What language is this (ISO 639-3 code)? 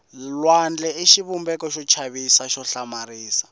tso